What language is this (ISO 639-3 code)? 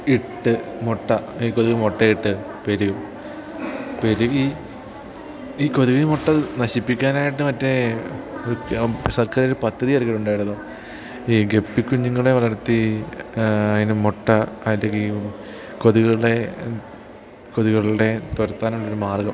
mal